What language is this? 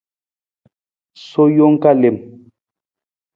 Nawdm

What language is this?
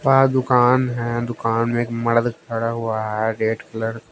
Hindi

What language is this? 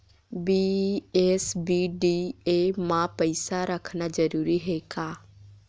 Chhattisgarhi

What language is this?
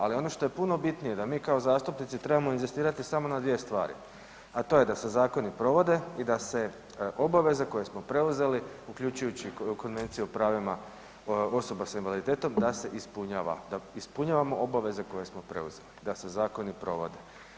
Croatian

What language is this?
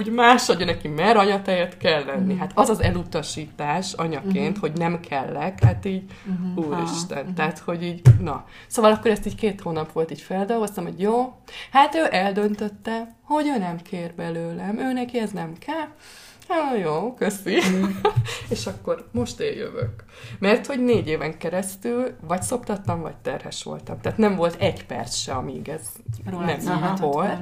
Hungarian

